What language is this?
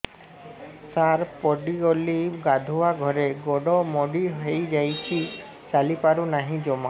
Odia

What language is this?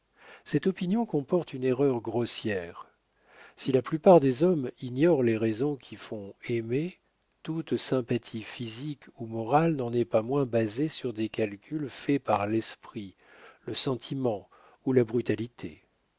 French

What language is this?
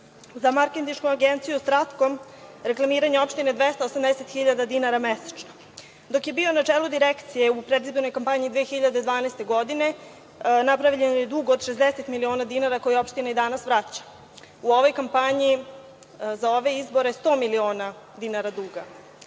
Serbian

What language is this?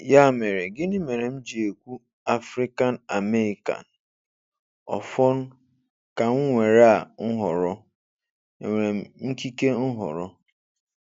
Igbo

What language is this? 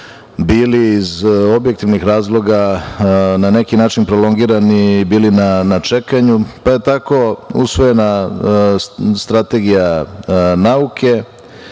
Serbian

